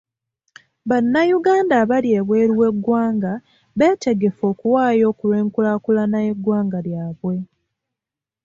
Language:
Ganda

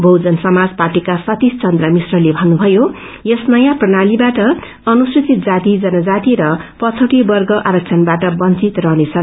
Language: Nepali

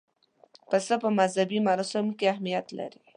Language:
Pashto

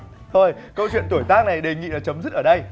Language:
Vietnamese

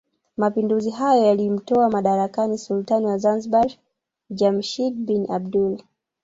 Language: Swahili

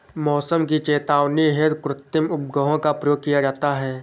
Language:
Hindi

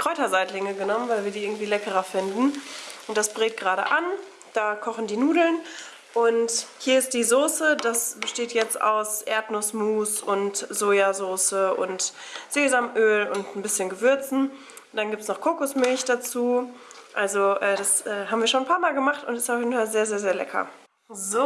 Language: German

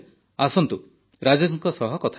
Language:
Odia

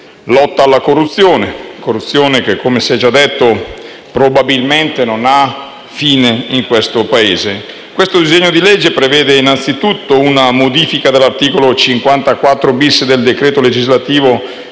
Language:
Italian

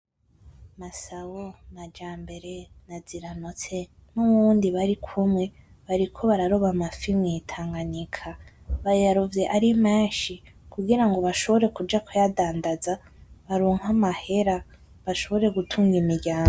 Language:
Rundi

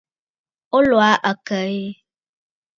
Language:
Bafut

